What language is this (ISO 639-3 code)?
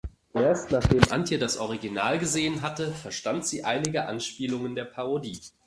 deu